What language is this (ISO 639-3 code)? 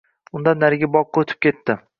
uzb